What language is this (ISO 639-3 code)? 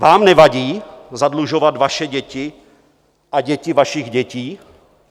ces